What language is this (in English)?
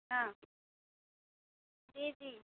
Urdu